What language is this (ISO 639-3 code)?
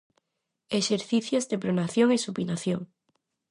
glg